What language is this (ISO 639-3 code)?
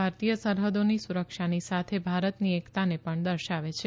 guj